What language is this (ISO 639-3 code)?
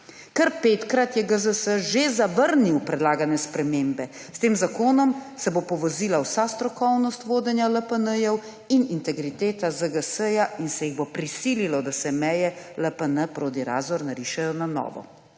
slv